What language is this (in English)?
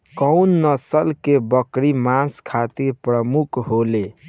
Bhojpuri